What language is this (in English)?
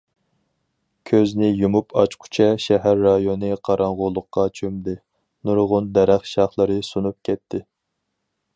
Uyghur